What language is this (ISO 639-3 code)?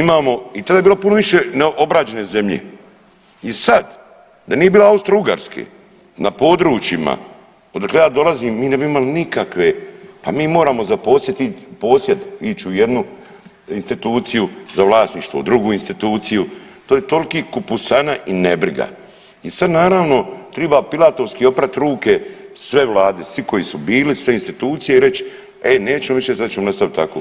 hrv